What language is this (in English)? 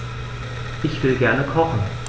German